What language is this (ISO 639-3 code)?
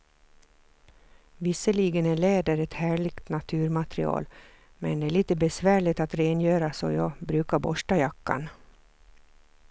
swe